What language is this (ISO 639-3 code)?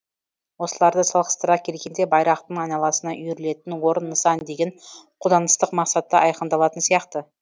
kaz